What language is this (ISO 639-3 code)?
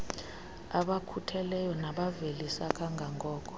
xho